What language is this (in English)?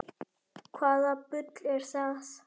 Icelandic